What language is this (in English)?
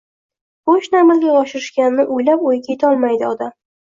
Uzbek